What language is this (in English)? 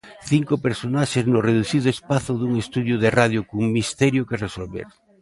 Galician